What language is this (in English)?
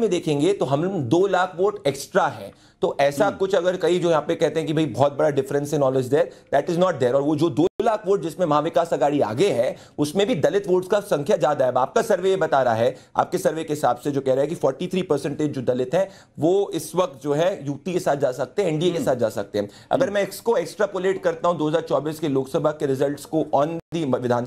Hindi